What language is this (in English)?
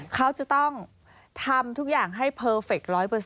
Thai